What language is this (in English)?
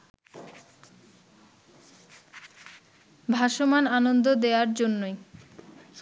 Bangla